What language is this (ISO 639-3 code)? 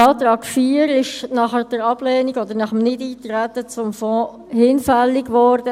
gsw